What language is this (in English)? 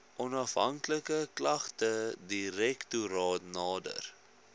Afrikaans